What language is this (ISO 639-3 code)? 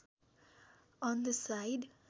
nep